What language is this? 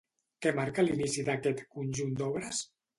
Catalan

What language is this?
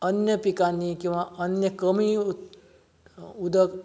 Konkani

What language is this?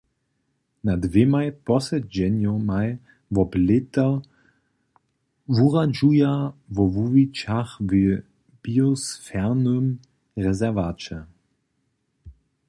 Upper Sorbian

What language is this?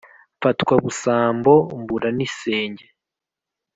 Kinyarwanda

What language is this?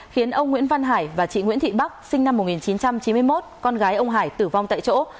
Vietnamese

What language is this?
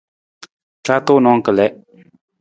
Nawdm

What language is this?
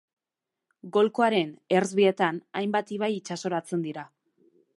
Basque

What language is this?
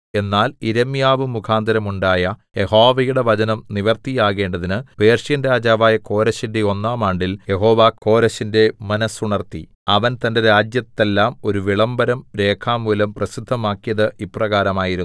Malayalam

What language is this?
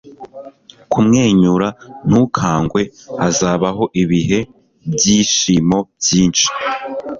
Kinyarwanda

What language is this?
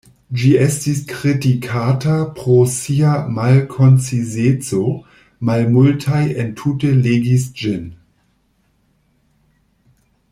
Esperanto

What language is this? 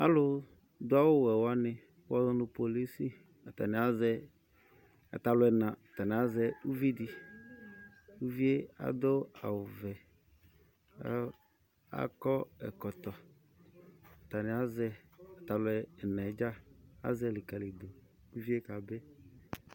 Ikposo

